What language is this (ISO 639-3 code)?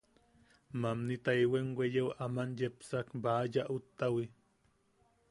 yaq